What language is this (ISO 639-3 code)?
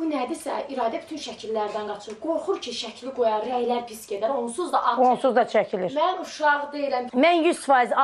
tur